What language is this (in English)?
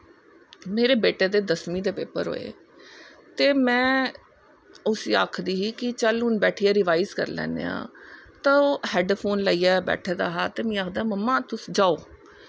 Dogri